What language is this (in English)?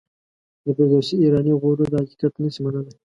Pashto